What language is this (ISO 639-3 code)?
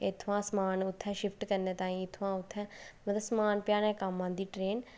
doi